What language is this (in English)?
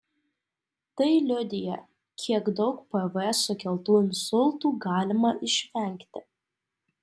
Lithuanian